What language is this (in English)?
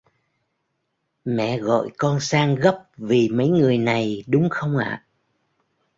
Vietnamese